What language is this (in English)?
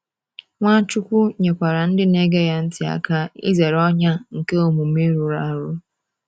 Igbo